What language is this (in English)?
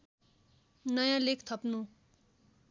Nepali